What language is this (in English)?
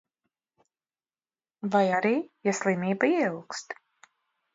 Latvian